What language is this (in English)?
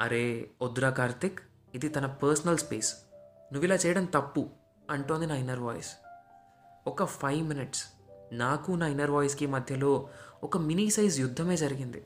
Telugu